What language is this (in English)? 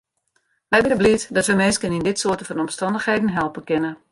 Western Frisian